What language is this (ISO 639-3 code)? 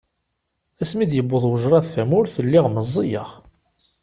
kab